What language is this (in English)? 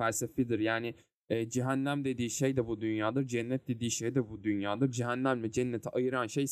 Turkish